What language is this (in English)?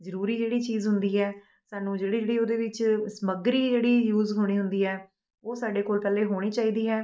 Punjabi